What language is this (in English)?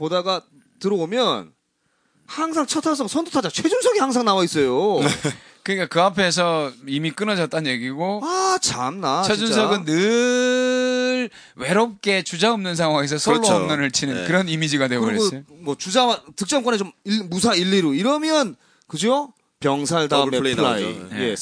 Korean